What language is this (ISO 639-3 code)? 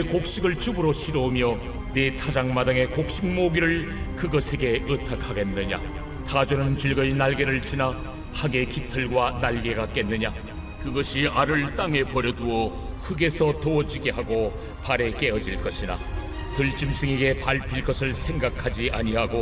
kor